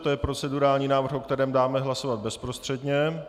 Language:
Czech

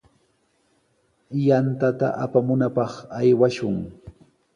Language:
Sihuas Ancash Quechua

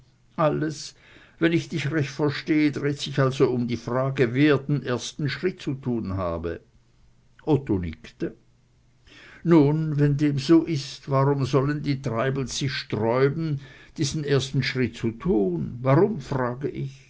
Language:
German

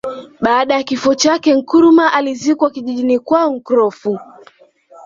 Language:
Swahili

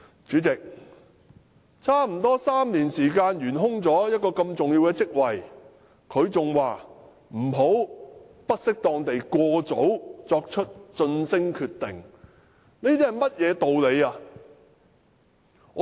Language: Cantonese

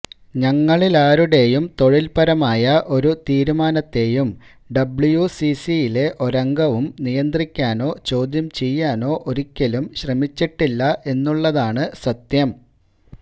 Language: Malayalam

